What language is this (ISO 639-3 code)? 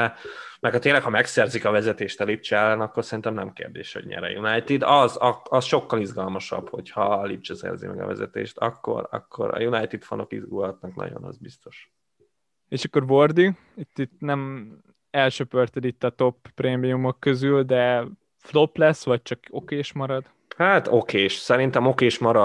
hun